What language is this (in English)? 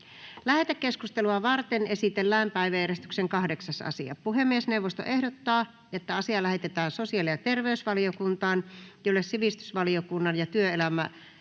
Finnish